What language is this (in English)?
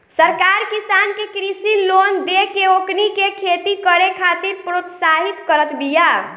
Bhojpuri